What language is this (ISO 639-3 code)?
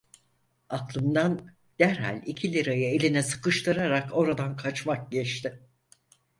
tur